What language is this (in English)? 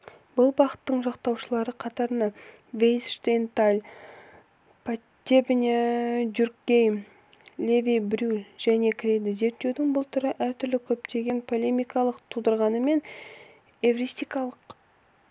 Kazakh